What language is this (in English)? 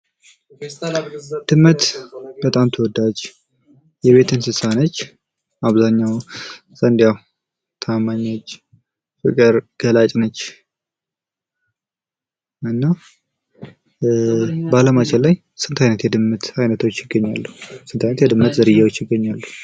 Amharic